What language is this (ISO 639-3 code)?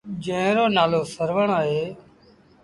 sbn